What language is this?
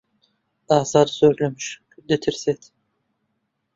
Central Kurdish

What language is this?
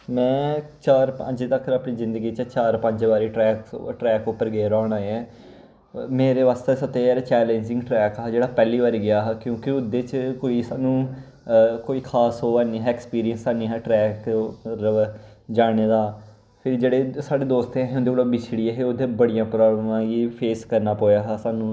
Dogri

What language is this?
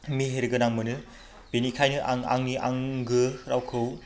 Bodo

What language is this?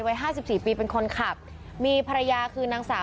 Thai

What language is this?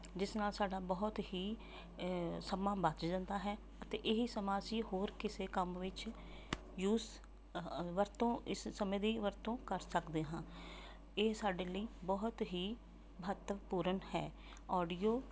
Punjabi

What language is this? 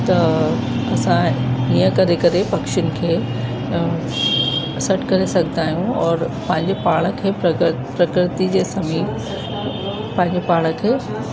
Sindhi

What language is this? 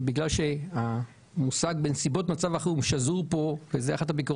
Hebrew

